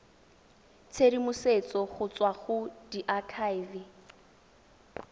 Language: Tswana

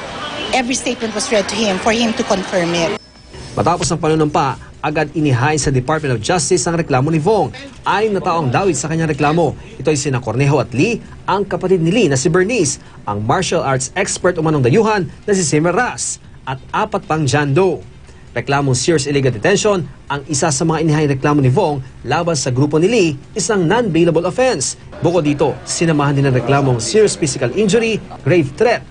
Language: Filipino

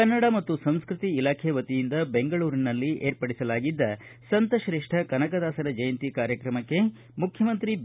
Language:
Kannada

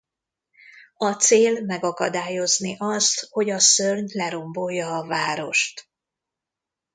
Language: Hungarian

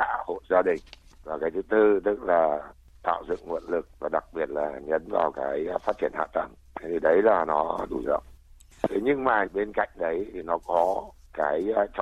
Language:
Vietnamese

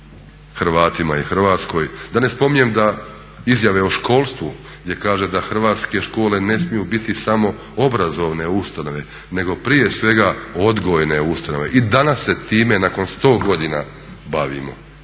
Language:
Croatian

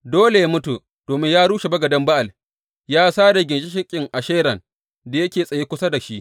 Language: Hausa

